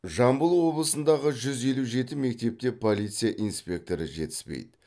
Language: Kazakh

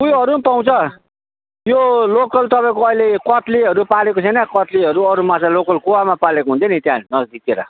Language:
Nepali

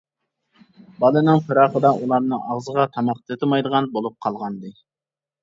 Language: Uyghur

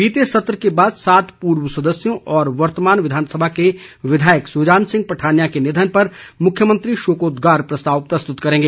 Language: Hindi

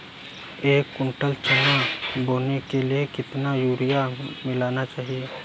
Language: Hindi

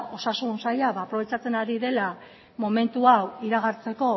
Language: Basque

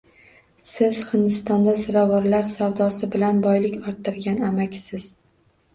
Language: Uzbek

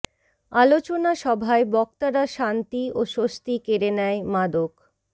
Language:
Bangla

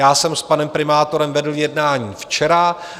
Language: Czech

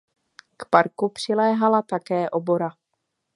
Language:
Czech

